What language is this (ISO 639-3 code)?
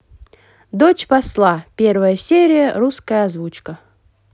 rus